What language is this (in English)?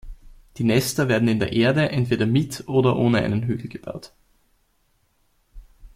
German